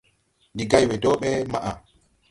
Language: Tupuri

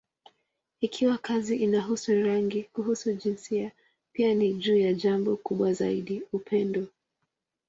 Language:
Swahili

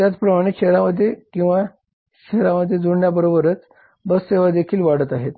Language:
Marathi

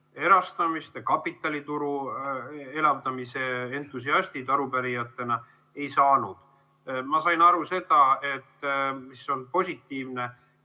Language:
Estonian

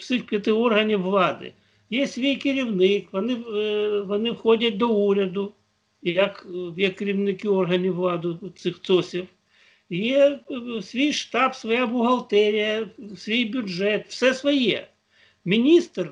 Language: Ukrainian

